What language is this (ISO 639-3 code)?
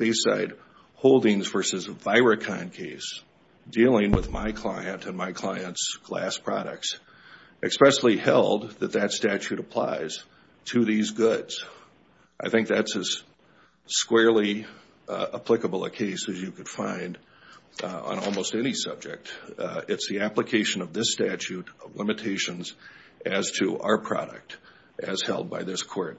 eng